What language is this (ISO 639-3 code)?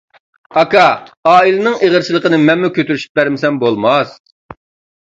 uig